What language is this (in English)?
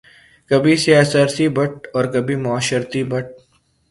Urdu